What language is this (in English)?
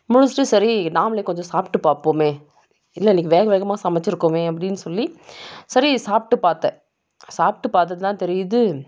Tamil